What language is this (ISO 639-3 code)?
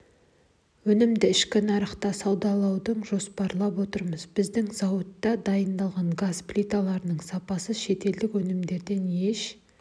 kaz